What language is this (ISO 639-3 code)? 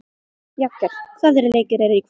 isl